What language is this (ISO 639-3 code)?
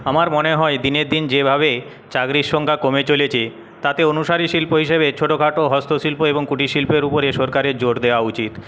ben